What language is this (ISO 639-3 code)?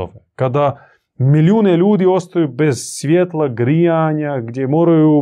hrv